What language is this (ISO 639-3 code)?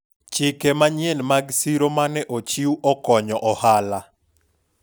luo